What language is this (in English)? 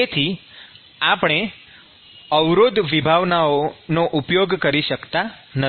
Gujarati